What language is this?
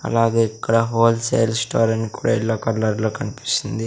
Telugu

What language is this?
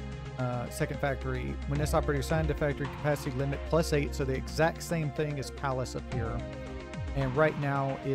English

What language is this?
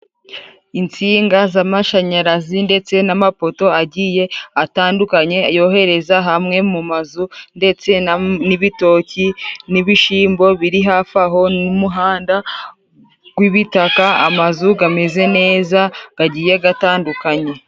Kinyarwanda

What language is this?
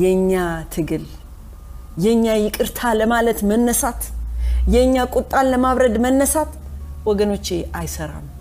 Amharic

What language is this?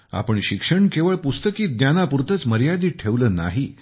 Marathi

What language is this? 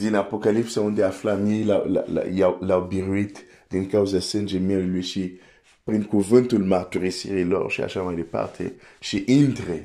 Romanian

